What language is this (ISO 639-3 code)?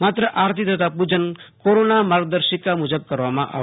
guj